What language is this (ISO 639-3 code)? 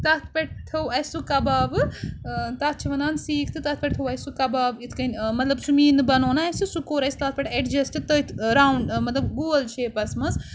kas